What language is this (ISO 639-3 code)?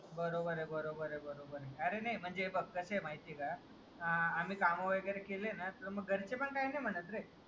mar